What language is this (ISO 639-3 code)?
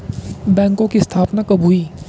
hin